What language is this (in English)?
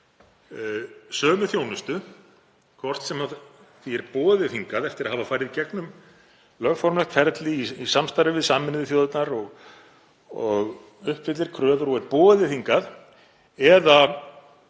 Icelandic